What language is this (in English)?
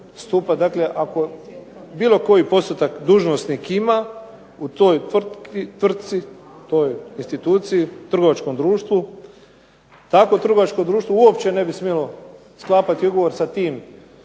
Croatian